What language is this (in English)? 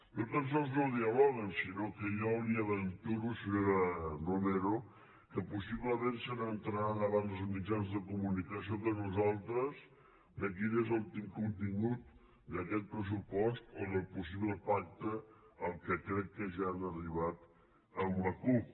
Catalan